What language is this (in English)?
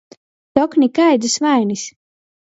Latgalian